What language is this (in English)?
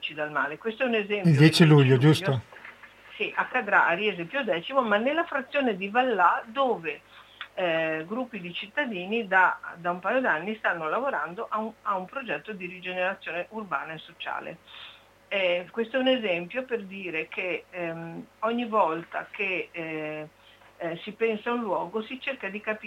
Italian